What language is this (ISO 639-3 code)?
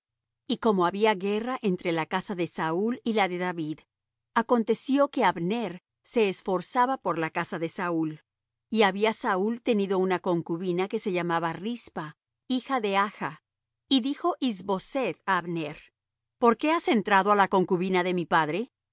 spa